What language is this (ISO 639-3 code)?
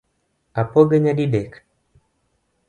luo